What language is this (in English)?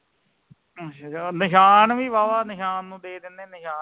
Punjabi